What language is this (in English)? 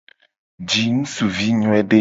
Gen